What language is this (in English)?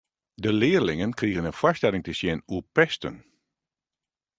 Western Frisian